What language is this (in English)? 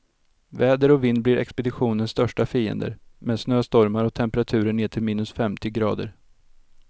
Swedish